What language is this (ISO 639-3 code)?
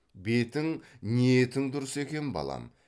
kaz